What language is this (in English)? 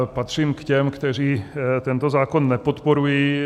Czech